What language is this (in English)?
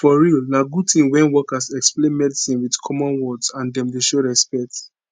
Nigerian Pidgin